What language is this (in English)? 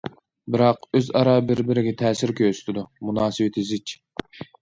Uyghur